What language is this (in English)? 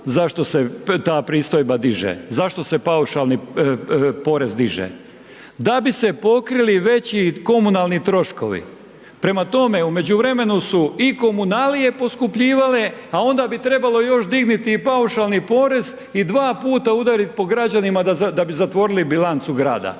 Croatian